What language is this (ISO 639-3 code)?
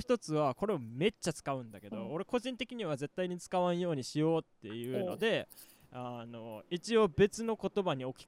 jpn